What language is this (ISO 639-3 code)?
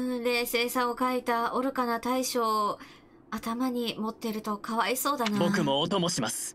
jpn